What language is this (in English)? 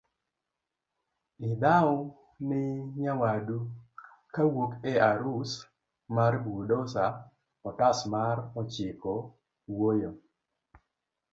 Luo (Kenya and Tanzania)